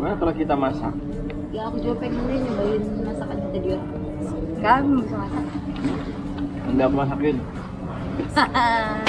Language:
Indonesian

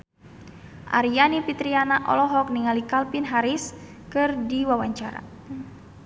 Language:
Sundanese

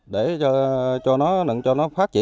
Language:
Vietnamese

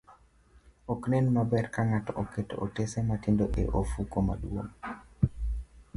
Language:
Luo (Kenya and Tanzania)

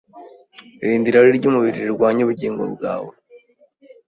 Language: Kinyarwanda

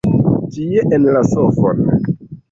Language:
Esperanto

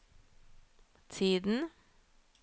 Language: Norwegian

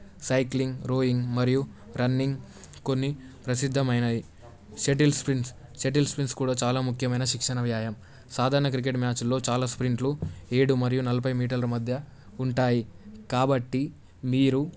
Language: Telugu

